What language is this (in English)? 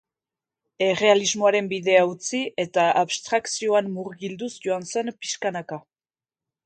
Basque